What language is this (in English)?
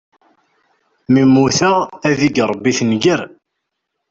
Kabyle